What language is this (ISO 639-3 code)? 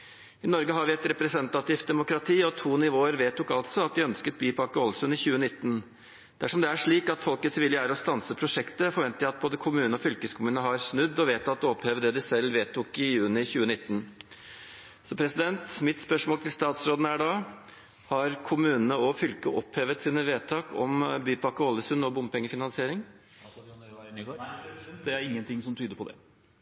nor